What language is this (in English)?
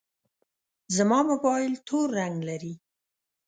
Pashto